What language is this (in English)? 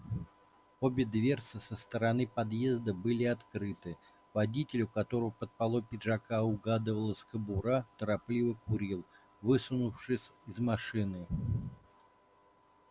Russian